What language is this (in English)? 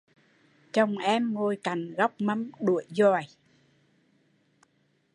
Vietnamese